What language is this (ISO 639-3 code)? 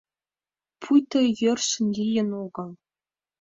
chm